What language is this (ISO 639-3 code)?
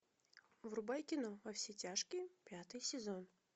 rus